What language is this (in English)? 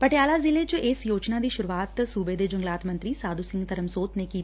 Punjabi